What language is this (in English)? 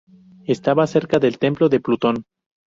Spanish